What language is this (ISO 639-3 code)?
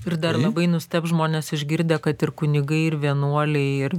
lit